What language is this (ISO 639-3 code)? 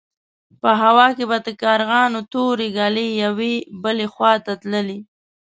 pus